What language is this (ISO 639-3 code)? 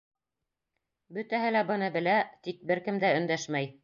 bak